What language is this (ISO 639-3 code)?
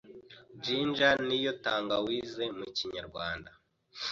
kin